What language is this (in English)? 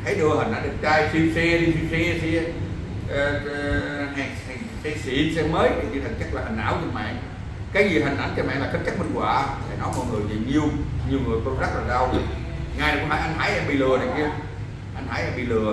Vietnamese